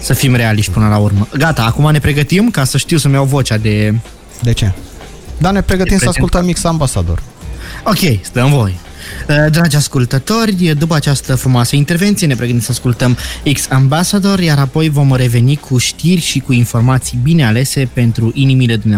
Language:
Romanian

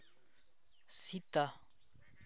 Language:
Santali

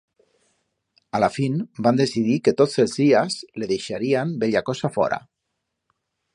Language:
Aragonese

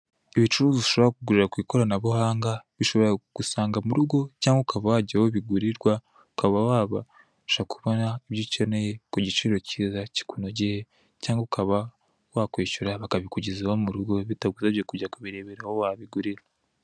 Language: Kinyarwanda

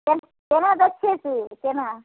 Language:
Maithili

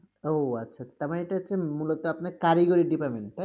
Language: Bangla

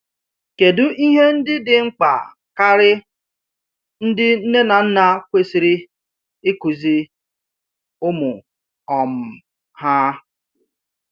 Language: Igbo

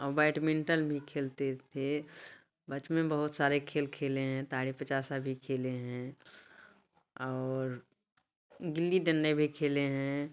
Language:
Hindi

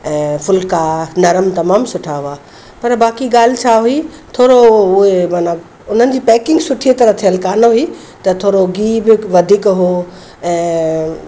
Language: Sindhi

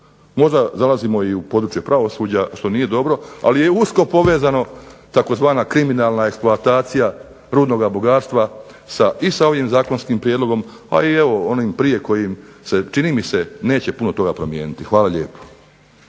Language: Croatian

